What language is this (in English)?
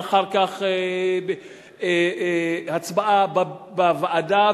Hebrew